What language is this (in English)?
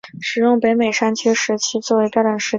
Chinese